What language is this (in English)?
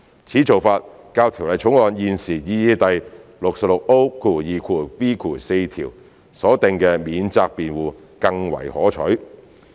Cantonese